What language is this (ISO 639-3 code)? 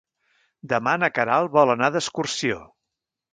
cat